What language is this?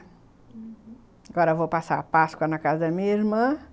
Portuguese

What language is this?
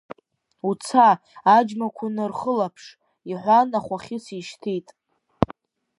Abkhazian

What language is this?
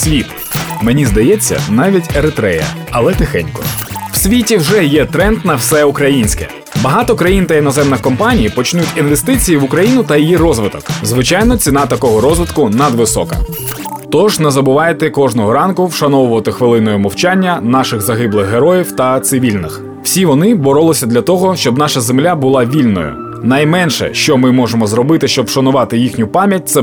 Ukrainian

